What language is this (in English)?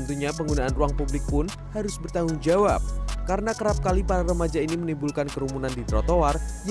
Indonesian